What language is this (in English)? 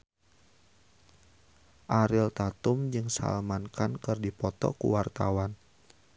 Sundanese